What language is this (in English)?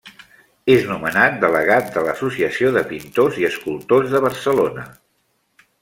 Catalan